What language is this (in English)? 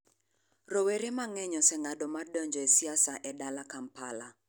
Luo (Kenya and Tanzania)